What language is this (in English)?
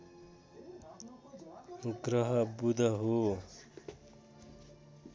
Nepali